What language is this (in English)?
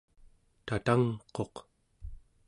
Central Yupik